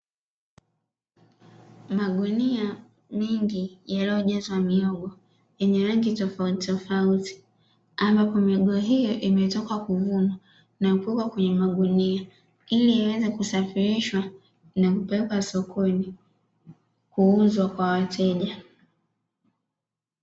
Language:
Swahili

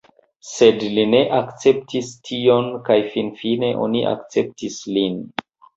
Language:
Esperanto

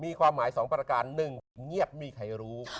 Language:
Thai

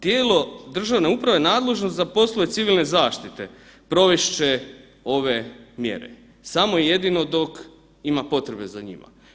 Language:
Croatian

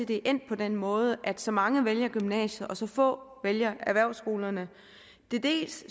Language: Danish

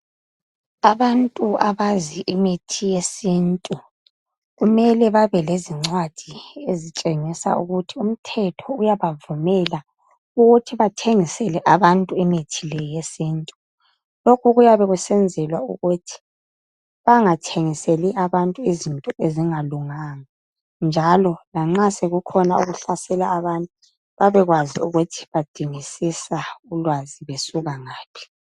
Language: North Ndebele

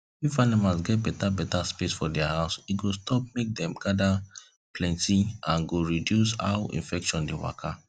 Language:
Nigerian Pidgin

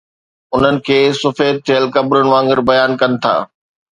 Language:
Sindhi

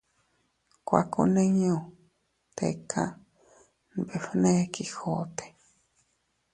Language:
Teutila Cuicatec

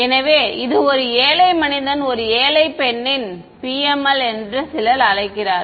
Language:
Tamil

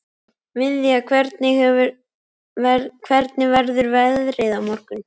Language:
Icelandic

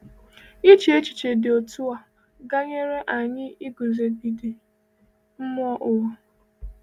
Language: Igbo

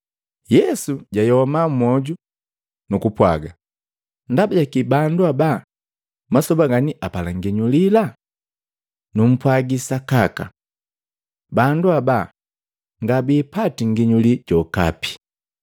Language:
Matengo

